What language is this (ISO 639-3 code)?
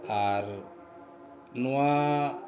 sat